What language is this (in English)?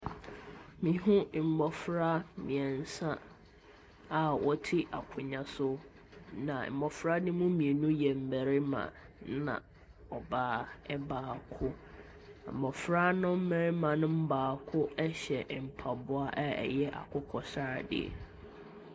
Akan